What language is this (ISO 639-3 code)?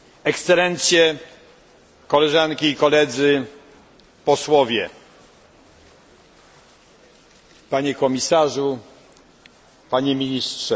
pol